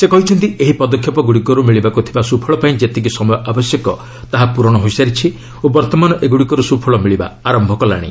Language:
Odia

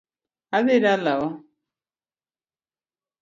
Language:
Luo (Kenya and Tanzania)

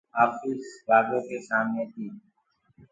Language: Gurgula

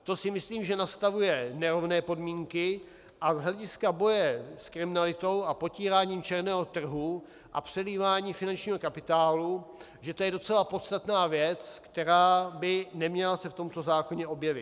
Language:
Czech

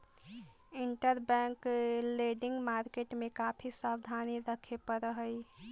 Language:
Magahi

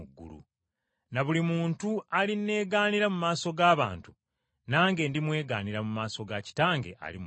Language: Ganda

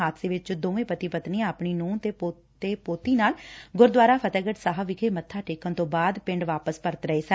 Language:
Punjabi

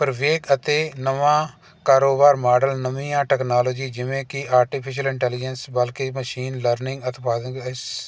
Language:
Punjabi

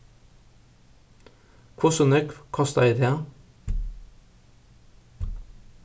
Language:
Faroese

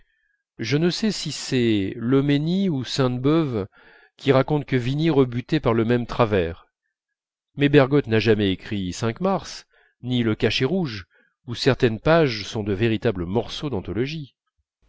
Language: French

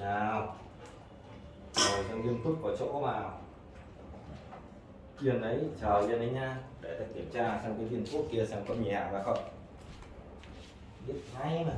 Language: Vietnamese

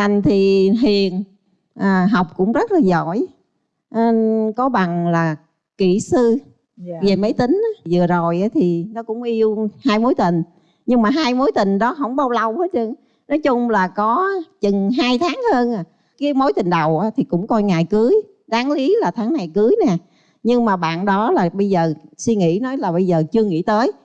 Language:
Vietnamese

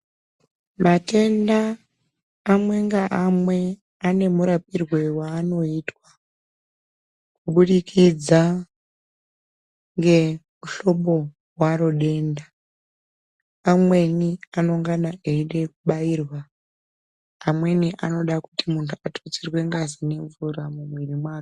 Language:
Ndau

